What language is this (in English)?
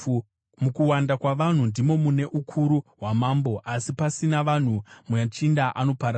Shona